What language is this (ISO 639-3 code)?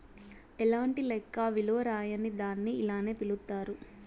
tel